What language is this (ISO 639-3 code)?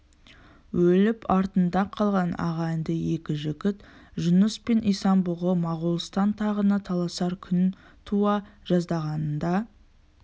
kaz